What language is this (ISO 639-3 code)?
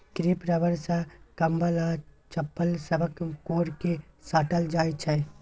mai